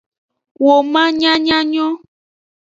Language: Aja (Benin)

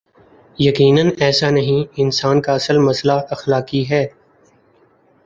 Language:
Urdu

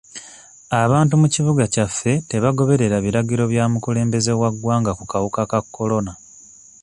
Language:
Ganda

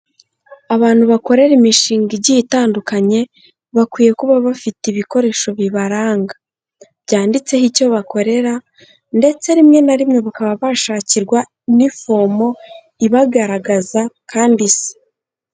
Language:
Kinyarwanda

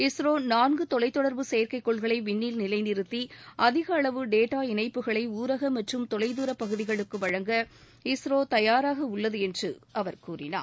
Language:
Tamil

